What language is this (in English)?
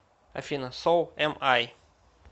Russian